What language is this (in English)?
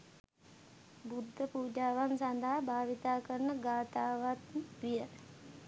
Sinhala